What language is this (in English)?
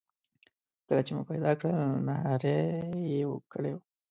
Pashto